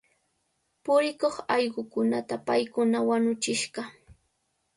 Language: Cajatambo North Lima Quechua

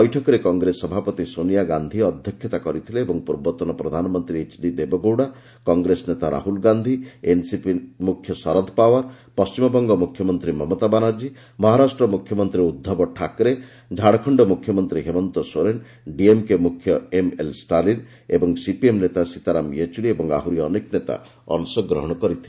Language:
Odia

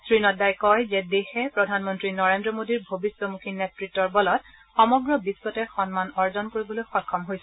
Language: Assamese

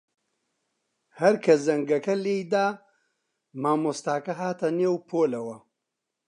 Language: Central Kurdish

